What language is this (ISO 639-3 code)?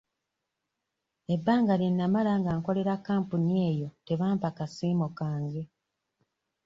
lug